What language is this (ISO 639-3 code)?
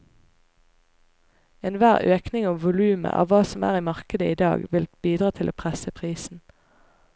nor